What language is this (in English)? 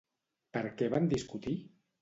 Catalan